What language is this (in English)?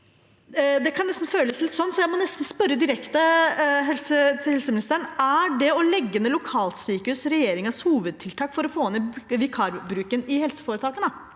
Norwegian